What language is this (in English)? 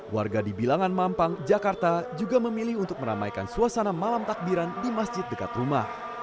Indonesian